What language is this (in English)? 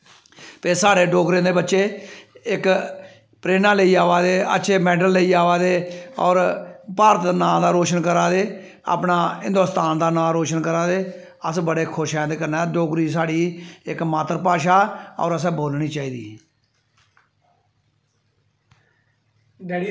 Dogri